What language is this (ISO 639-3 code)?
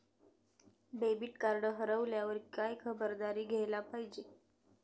mar